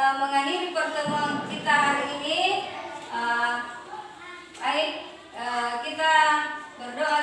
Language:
Indonesian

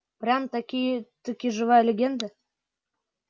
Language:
Russian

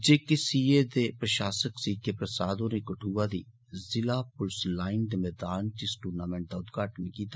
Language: Dogri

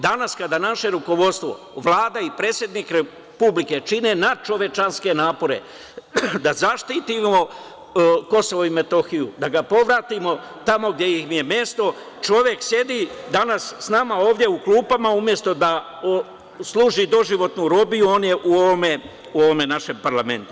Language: Serbian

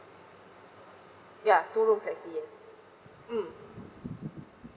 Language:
English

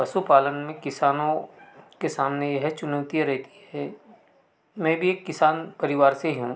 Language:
Hindi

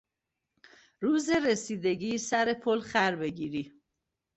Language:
Persian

